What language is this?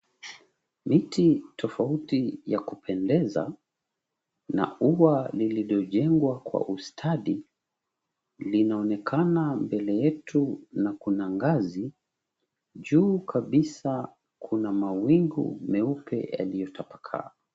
Swahili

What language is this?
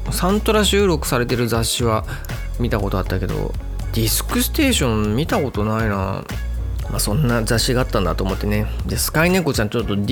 Japanese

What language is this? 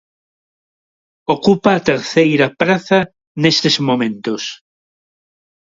Galician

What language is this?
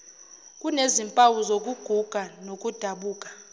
Zulu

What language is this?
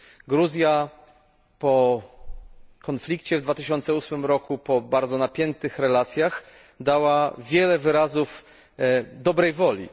Polish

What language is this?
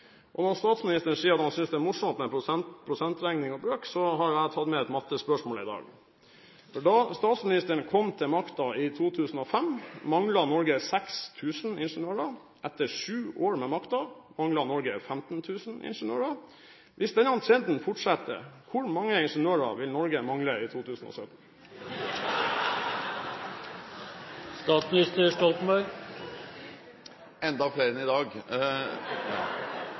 Norwegian Bokmål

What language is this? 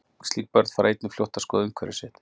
Icelandic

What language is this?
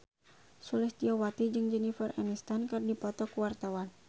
Sundanese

